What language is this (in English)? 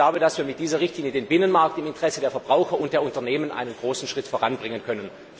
German